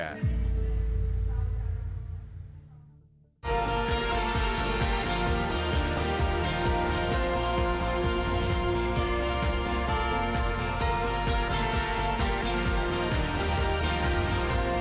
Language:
Indonesian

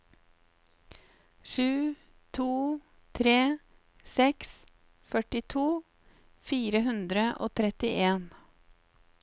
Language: Norwegian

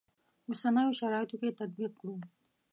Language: Pashto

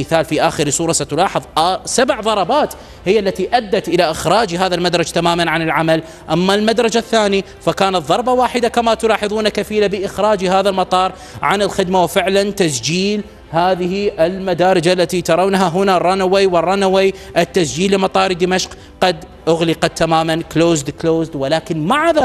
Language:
Arabic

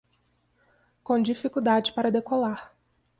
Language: Portuguese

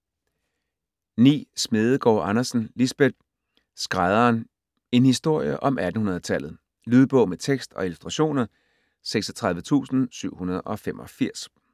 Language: Danish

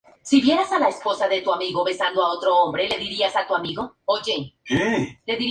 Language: Spanish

